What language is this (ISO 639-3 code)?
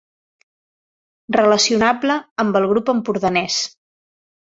cat